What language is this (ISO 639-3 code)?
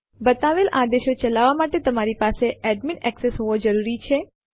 guj